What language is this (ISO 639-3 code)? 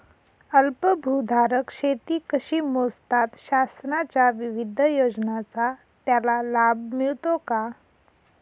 mar